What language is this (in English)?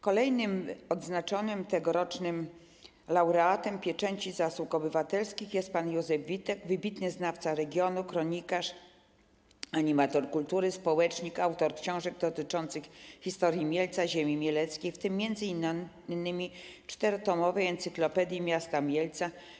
Polish